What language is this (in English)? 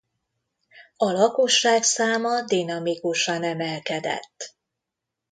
Hungarian